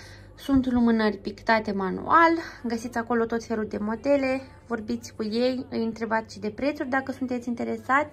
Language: Romanian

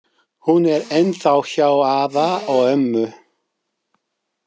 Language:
Icelandic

